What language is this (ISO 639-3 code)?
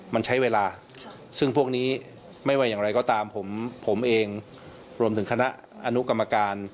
tha